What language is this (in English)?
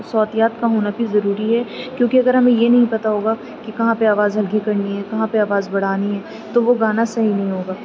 Urdu